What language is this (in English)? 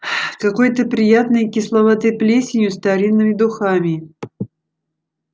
Russian